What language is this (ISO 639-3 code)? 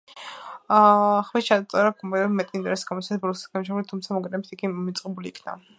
kat